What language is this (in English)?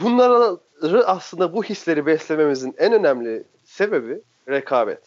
Turkish